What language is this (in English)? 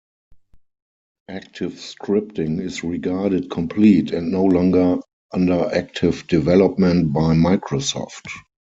English